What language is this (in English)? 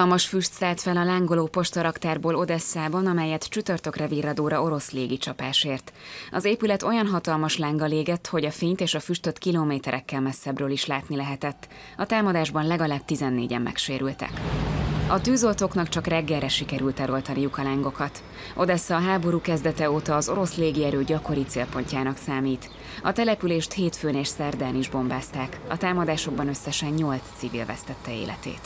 Hungarian